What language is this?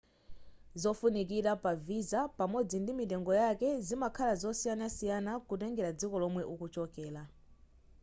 Nyanja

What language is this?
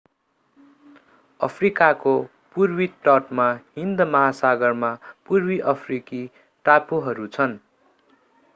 Nepali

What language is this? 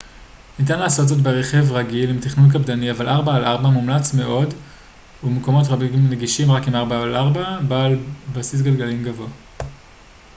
Hebrew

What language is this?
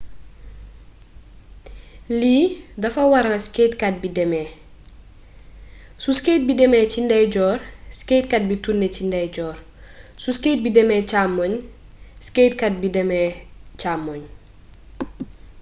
Wolof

